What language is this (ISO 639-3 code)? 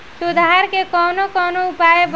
bho